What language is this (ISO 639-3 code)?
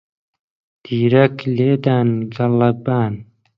ckb